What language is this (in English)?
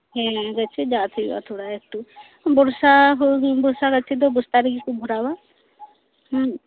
Santali